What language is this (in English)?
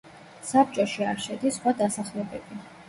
Georgian